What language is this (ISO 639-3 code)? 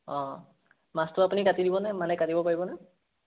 asm